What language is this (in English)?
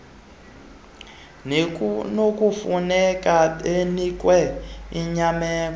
Xhosa